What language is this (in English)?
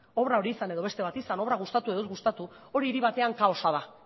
Basque